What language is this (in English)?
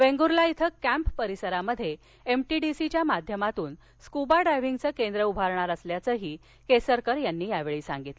Marathi